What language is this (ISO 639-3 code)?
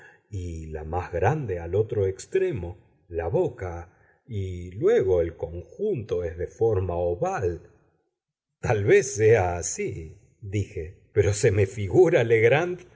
spa